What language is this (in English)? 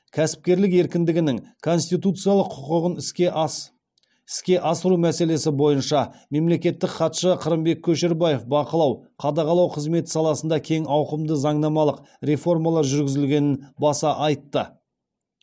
Kazakh